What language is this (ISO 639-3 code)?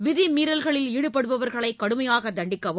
tam